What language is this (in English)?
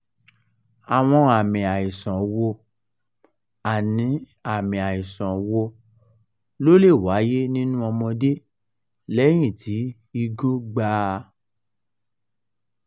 Yoruba